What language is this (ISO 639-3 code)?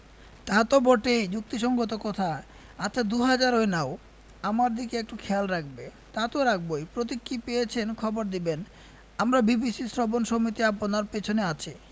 ben